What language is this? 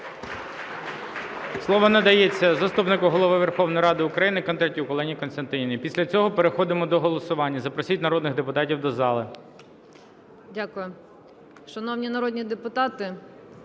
Ukrainian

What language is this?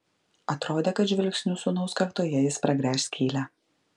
Lithuanian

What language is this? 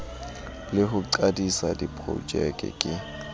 Southern Sotho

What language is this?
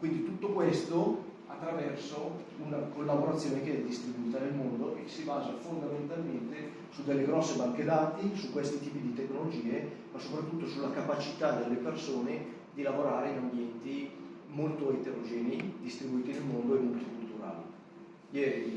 Italian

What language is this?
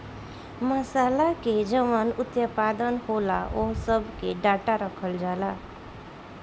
Bhojpuri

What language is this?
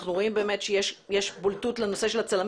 Hebrew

